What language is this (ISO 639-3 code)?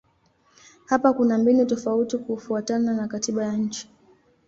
swa